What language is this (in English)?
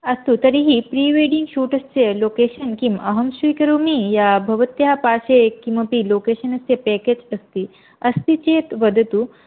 Sanskrit